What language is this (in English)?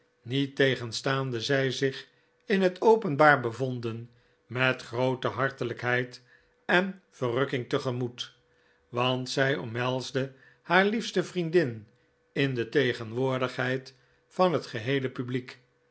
Dutch